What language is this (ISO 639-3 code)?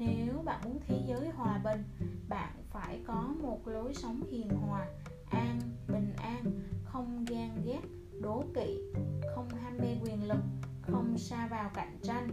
vie